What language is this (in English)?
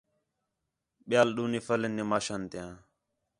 Khetrani